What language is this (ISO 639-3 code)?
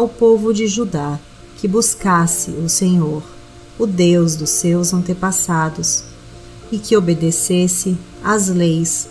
por